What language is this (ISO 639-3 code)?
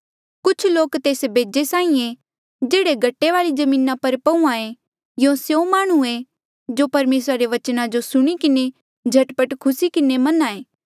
mjl